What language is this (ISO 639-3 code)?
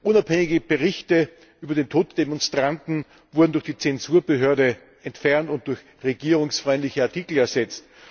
deu